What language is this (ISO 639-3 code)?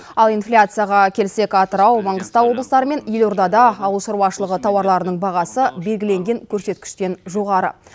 kaz